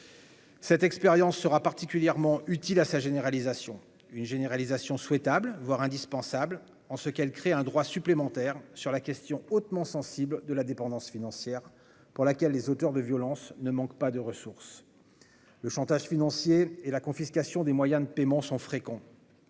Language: French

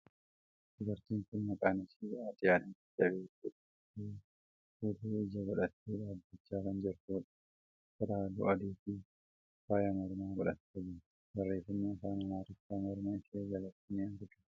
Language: Oromo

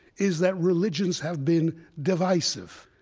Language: English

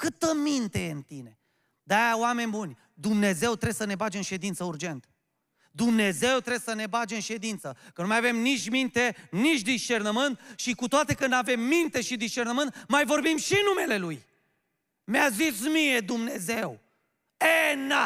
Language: Romanian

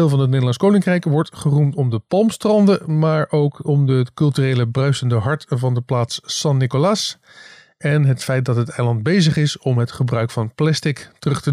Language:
Dutch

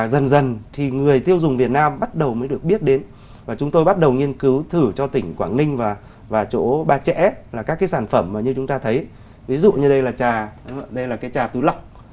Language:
Vietnamese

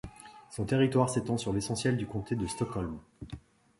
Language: French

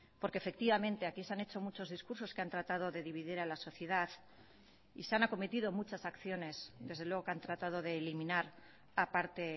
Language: Spanish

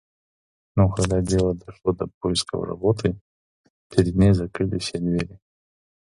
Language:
Russian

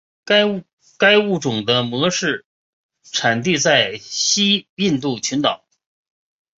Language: Chinese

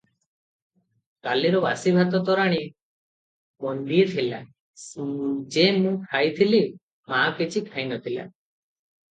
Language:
Odia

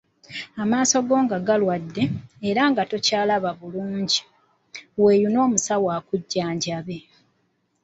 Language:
Ganda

